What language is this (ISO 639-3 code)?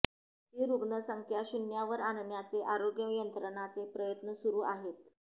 mar